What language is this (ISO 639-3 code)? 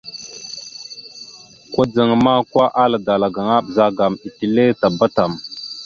mxu